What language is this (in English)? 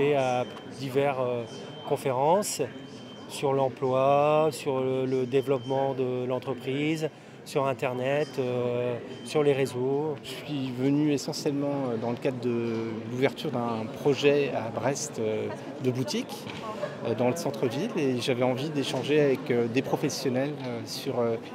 French